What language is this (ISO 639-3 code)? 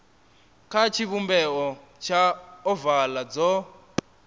ven